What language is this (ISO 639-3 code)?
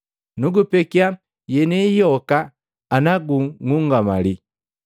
mgv